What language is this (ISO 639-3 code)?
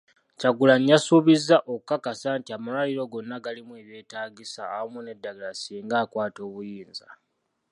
lug